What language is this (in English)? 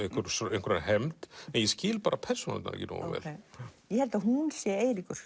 Icelandic